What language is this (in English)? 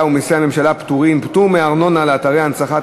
Hebrew